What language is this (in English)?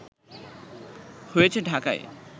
Bangla